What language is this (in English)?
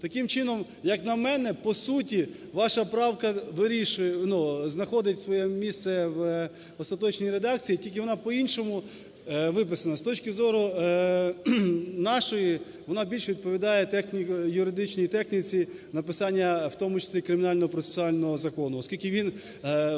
Ukrainian